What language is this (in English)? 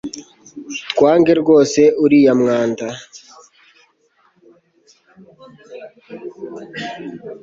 Kinyarwanda